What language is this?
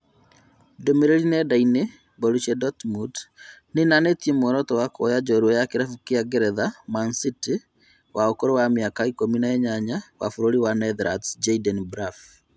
Kikuyu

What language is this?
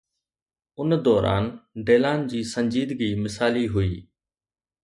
Sindhi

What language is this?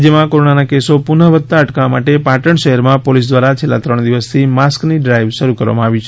Gujarati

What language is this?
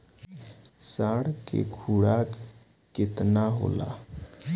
Bhojpuri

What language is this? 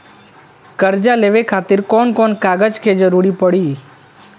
Bhojpuri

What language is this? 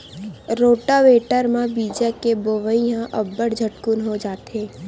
Chhattisgarhi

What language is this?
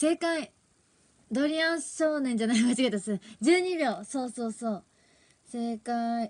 Japanese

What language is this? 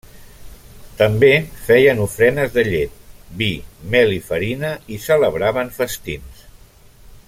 Catalan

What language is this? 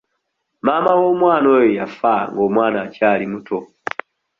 Ganda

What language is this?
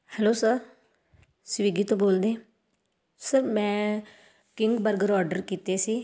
Punjabi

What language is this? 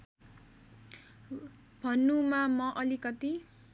Nepali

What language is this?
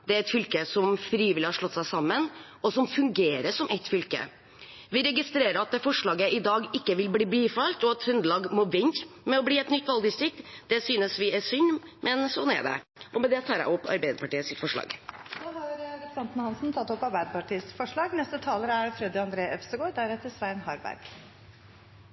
Norwegian Bokmål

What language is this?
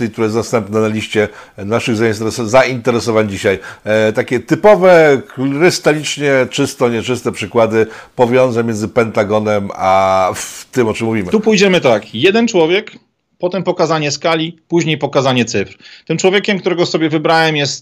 Polish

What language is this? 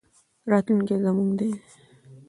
Pashto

